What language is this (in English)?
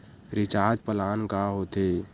Chhattisgarhi